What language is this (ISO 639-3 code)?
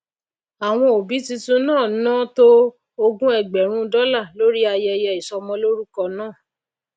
yor